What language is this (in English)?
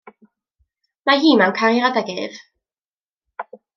Welsh